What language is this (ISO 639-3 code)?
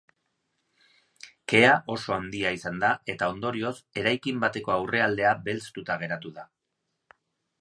eus